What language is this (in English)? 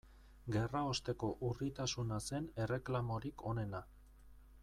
Basque